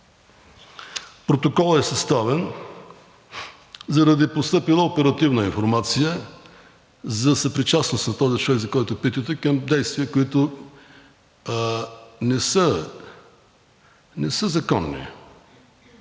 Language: Bulgarian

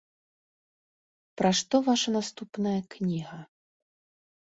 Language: Belarusian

